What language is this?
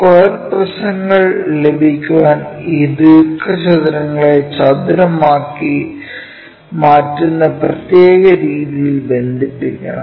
Malayalam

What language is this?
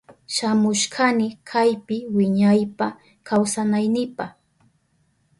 Southern Pastaza Quechua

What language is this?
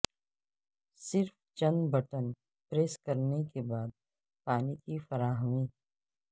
Urdu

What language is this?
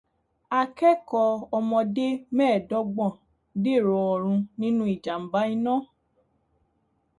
Yoruba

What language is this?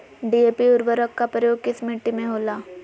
Magahi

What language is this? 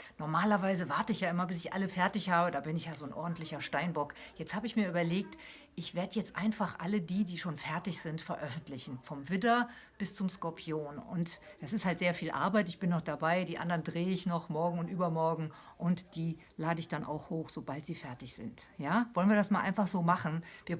German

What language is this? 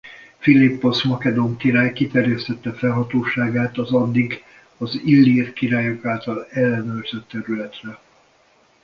Hungarian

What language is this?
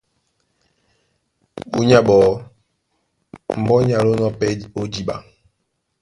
Duala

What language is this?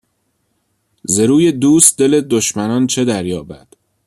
Persian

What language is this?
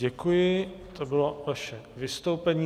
Czech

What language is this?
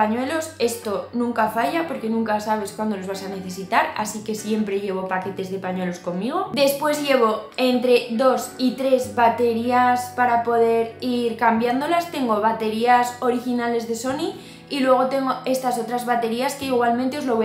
Spanish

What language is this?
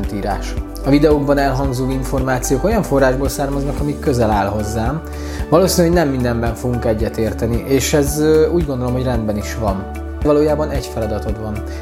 Hungarian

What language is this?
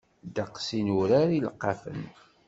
Kabyle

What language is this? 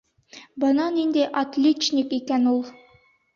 Bashkir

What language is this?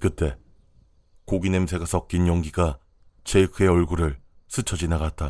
Korean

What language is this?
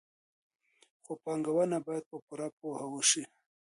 Pashto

